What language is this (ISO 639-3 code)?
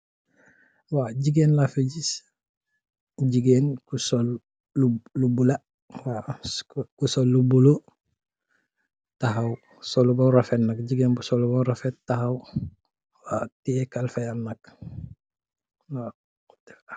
wol